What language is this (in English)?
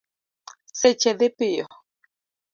Luo (Kenya and Tanzania)